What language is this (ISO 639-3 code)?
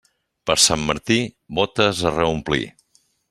cat